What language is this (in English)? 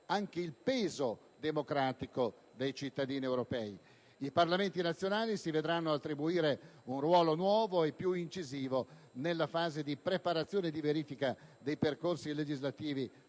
Italian